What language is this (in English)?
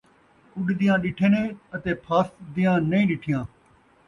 Saraiki